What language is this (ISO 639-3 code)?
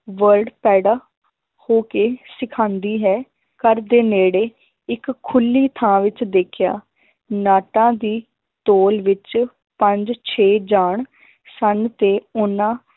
pan